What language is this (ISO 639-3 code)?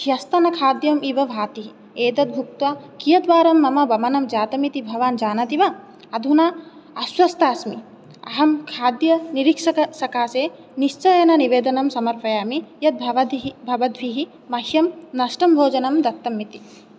san